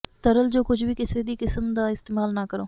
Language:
Punjabi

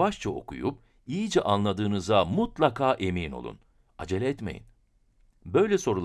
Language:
Turkish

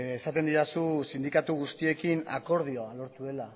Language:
Basque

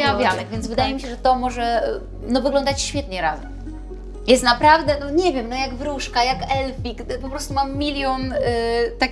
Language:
Polish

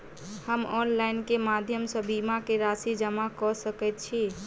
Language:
Maithili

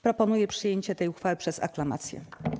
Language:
Polish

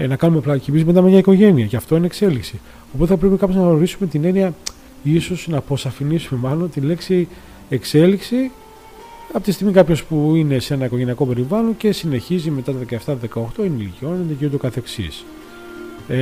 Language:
Greek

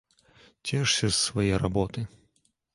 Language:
Belarusian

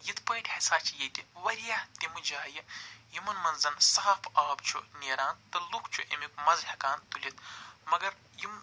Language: Kashmiri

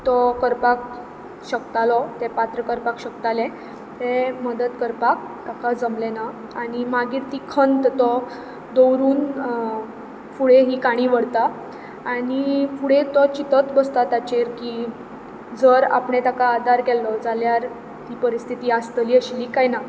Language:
Konkani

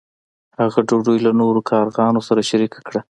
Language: Pashto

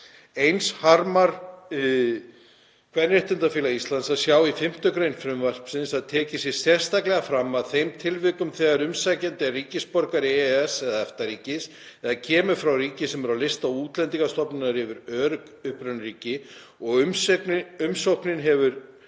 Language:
Icelandic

